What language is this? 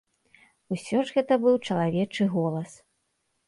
Belarusian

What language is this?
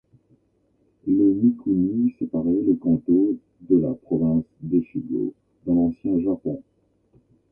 French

